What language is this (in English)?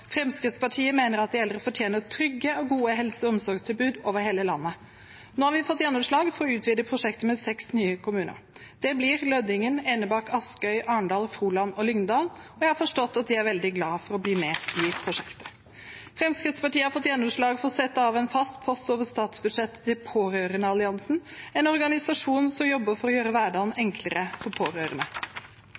Norwegian Bokmål